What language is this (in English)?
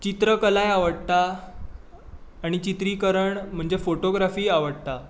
Konkani